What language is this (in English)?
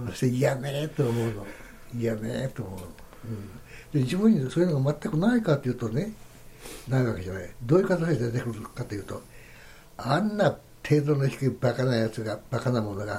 Japanese